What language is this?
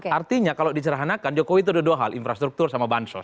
Indonesian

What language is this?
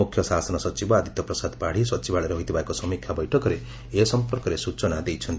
Odia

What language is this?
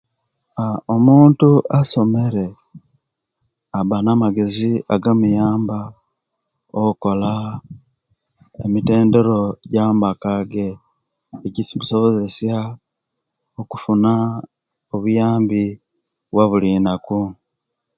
Kenyi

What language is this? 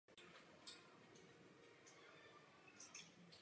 Czech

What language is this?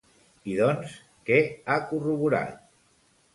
Catalan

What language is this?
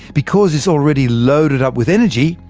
English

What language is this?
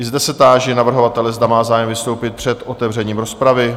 Czech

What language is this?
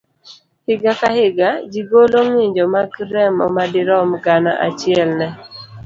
Luo (Kenya and Tanzania)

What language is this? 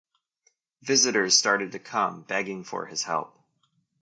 English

